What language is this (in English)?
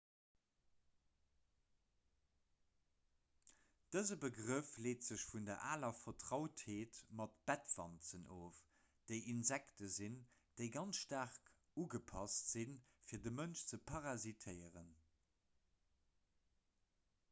Luxembourgish